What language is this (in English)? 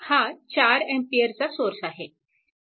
Marathi